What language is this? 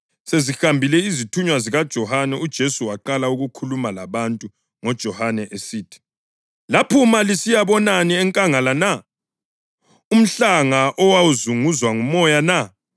North Ndebele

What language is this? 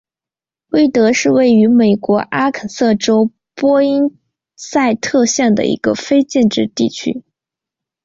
Chinese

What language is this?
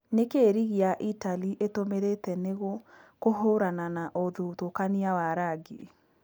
Kikuyu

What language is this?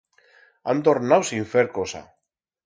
Aragonese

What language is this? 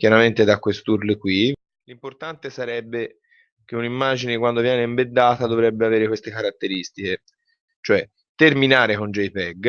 Italian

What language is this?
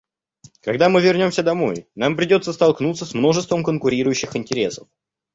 Russian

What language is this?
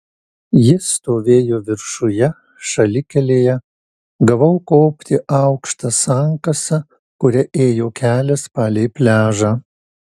Lithuanian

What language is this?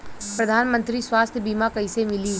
Bhojpuri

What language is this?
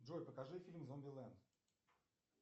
Russian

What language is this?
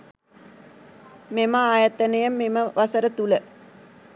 Sinhala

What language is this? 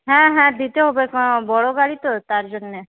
Bangla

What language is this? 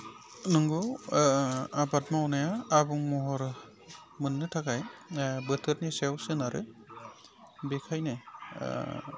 Bodo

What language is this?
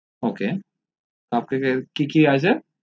Bangla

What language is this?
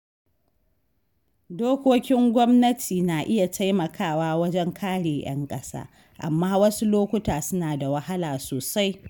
Hausa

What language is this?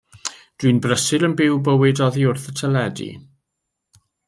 Welsh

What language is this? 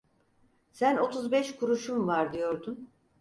Turkish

